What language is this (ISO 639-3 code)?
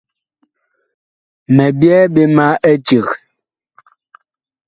bkh